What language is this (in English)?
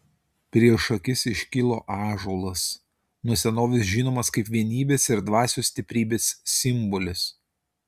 Lithuanian